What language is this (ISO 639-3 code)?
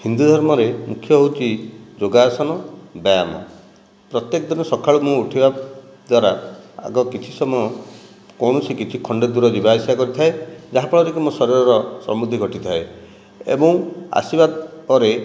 ori